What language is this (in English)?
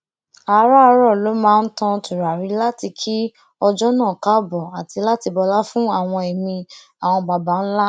Yoruba